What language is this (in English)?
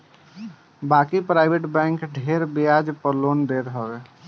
Bhojpuri